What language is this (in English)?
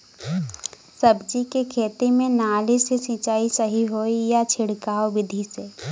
Bhojpuri